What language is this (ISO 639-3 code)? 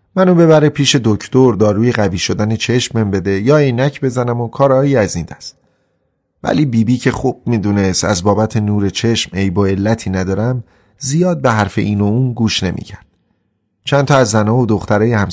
fas